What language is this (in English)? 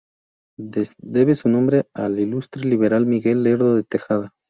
Spanish